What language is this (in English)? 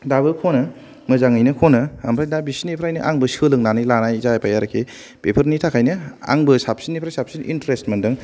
Bodo